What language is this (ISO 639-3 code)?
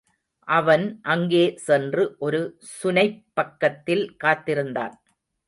tam